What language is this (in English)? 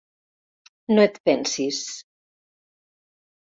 Catalan